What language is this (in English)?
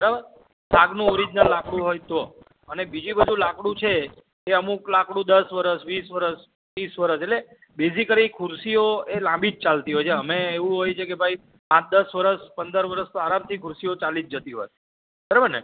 Gujarati